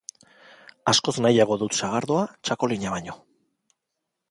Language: Basque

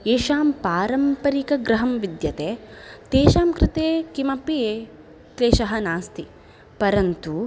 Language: Sanskrit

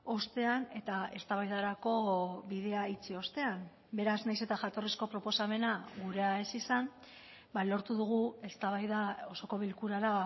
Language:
Basque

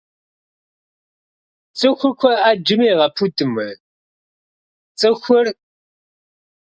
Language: Kabardian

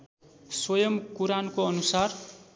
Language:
Nepali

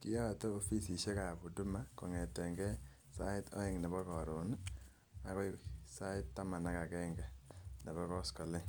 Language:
Kalenjin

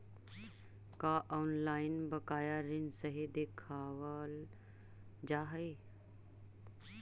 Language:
Magahi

